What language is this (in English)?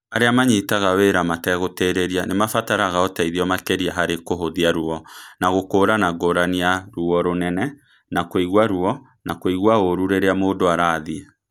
Kikuyu